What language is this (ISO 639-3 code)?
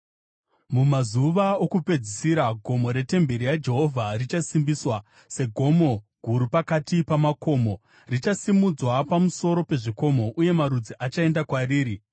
sna